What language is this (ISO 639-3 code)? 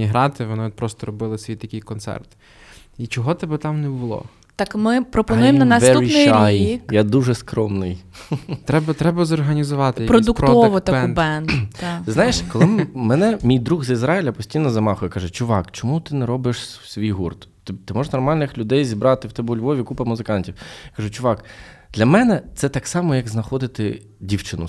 ukr